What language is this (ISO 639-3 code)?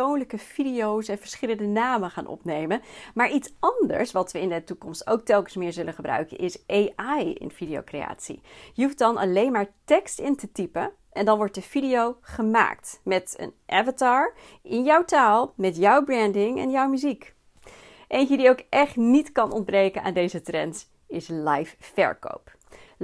nld